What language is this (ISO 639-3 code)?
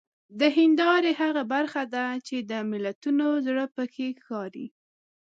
pus